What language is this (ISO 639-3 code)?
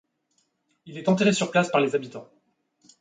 fra